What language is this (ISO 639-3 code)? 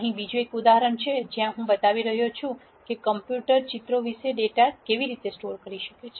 guj